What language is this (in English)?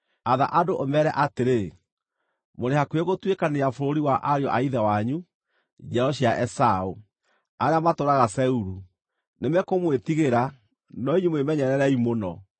Kikuyu